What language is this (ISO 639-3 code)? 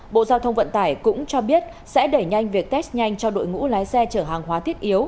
vie